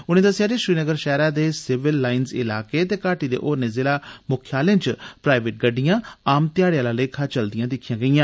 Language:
Dogri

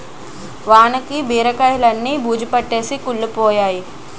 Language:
Telugu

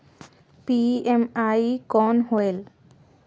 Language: Chhattisgarhi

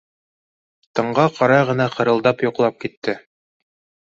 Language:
Bashkir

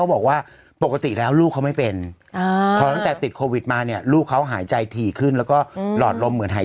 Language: Thai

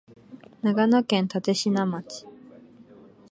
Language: Japanese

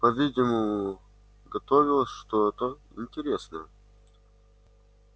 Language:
Russian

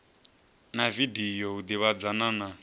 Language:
Venda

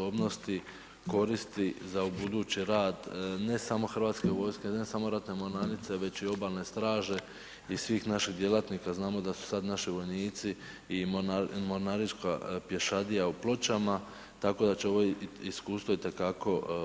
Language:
Croatian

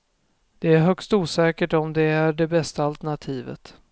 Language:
Swedish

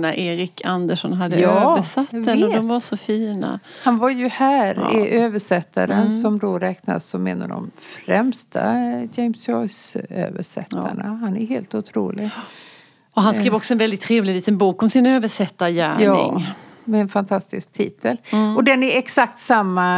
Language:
Swedish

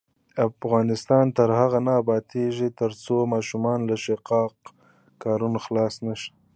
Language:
Pashto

